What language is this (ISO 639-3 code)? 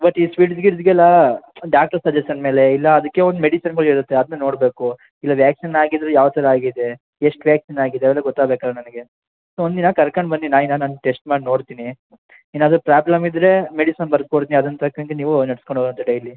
kan